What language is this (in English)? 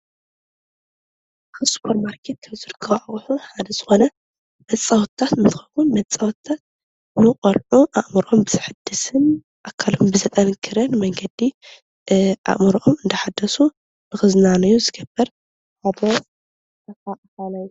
Tigrinya